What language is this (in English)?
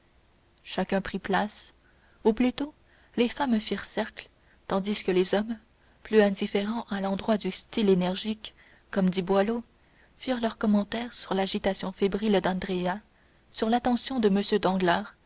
French